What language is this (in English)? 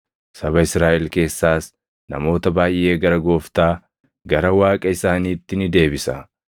Oromo